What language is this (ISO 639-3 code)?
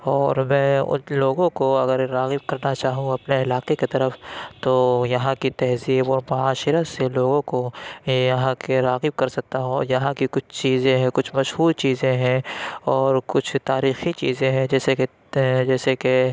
urd